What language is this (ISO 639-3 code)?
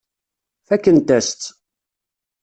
kab